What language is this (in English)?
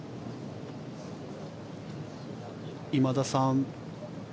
Japanese